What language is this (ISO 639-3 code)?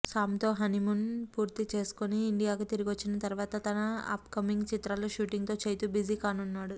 tel